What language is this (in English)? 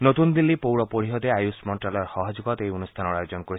Assamese